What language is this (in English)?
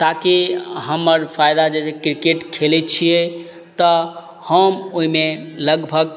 Maithili